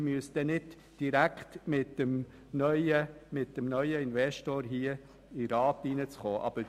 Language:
Swiss German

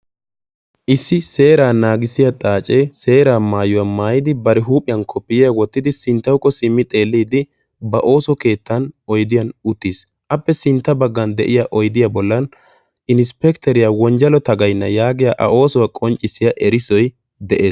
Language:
Wolaytta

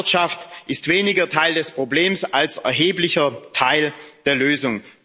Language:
German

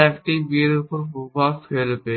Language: Bangla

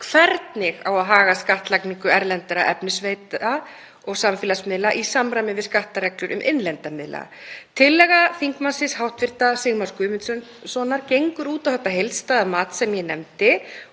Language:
Icelandic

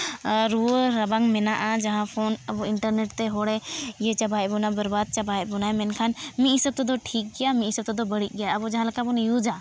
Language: Santali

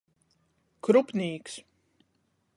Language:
Latgalian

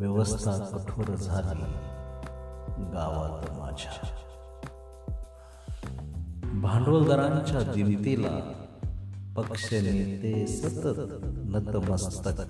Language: Hindi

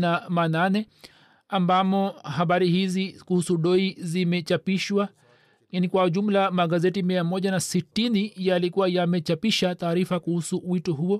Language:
Swahili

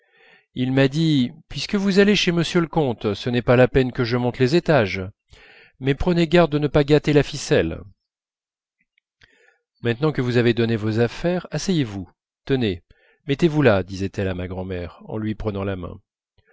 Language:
French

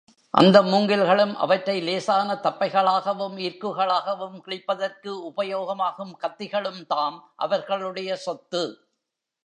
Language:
Tamil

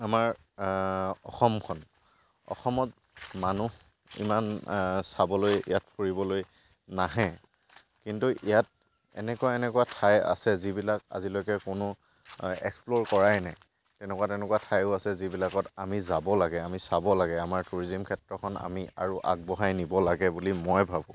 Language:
Assamese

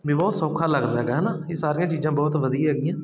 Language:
Punjabi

